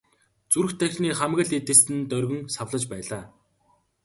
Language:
Mongolian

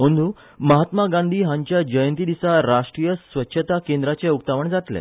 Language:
Konkani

